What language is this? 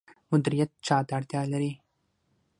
Pashto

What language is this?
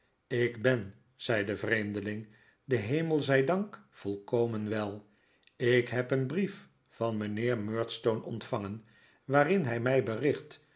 Dutch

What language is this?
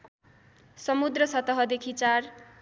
Nepali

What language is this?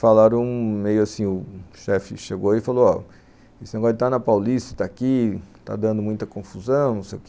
Portuguese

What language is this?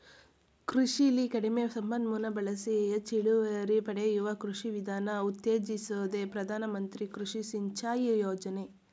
Kannada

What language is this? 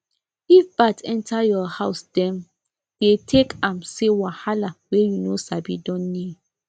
Nigerian Pidgin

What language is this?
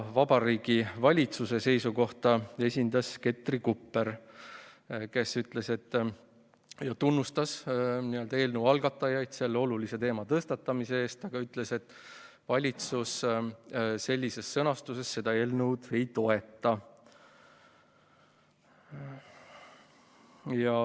Estonian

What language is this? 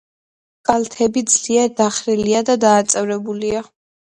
Georgian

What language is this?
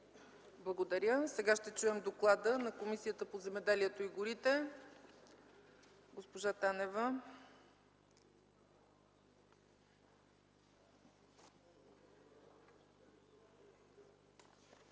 Bulgarian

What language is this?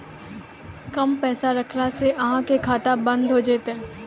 Maithili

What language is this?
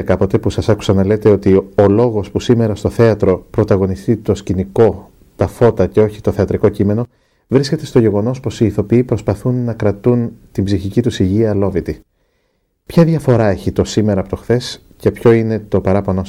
Greek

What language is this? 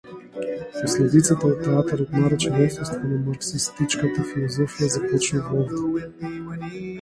Macedonian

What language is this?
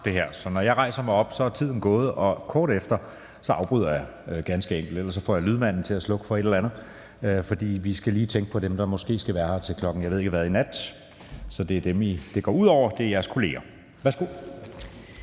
Danish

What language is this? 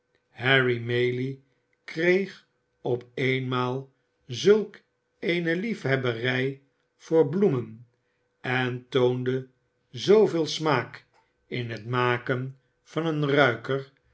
Dutch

